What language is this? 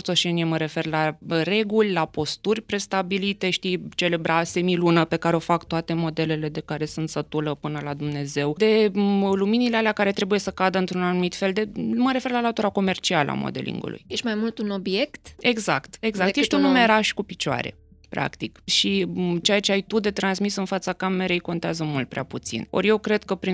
Romanian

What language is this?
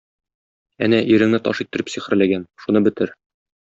Tatar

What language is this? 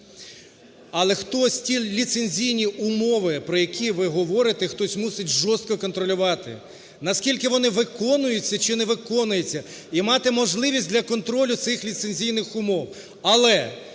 Ukrainian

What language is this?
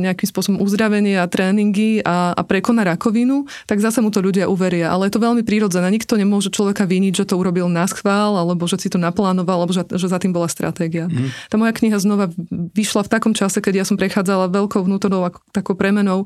Slovak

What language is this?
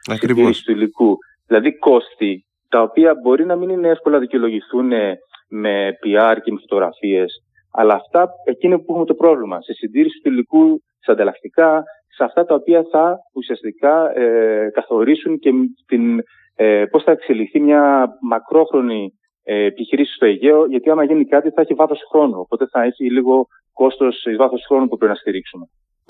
Greek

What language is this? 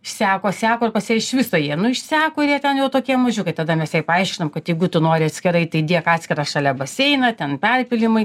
Lithuanian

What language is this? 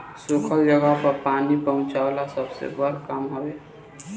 Bhojpuri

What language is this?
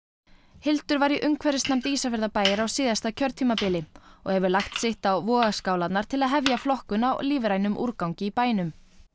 Icelandic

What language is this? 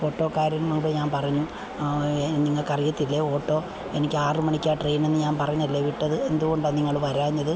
Malayalam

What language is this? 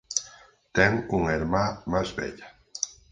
Galician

